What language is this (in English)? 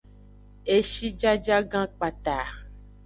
Aja (Benin)